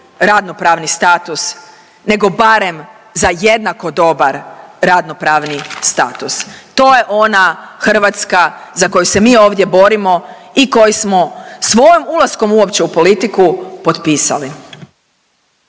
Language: Croatian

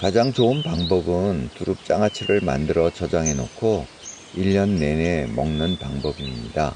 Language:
Korean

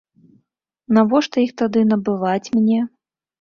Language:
Belarusian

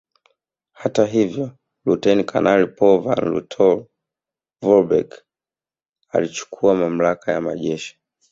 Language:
Swahili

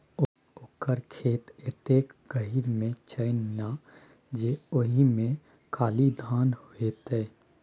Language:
Maithili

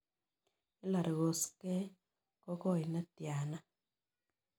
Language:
Kalenjin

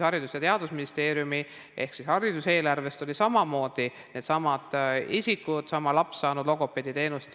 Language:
Estonian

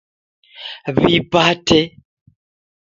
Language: Taita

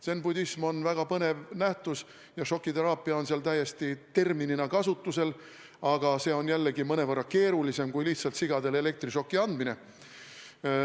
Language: Estonian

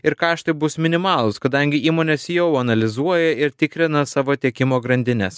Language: Lithuanian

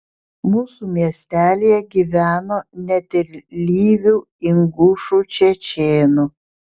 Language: Lithuanian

